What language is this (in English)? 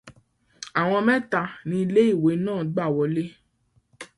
Yoruba